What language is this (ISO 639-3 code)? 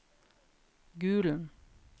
nor